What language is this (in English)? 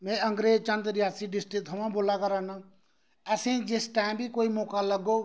Dogri